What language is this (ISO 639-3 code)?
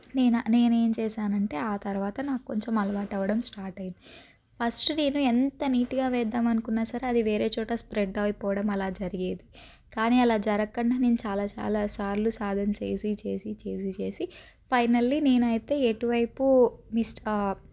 tel